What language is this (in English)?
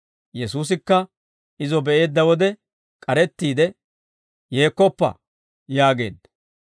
Dawro